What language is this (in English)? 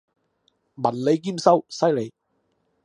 Cantonese